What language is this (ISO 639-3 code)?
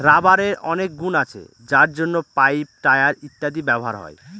ben